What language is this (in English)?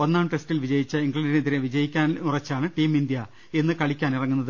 Malayalam